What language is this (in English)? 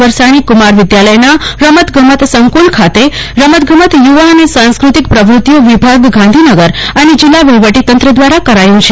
Gujarati